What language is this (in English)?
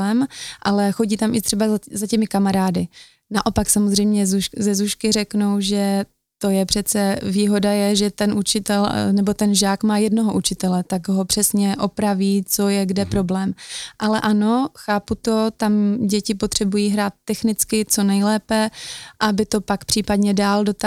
Czech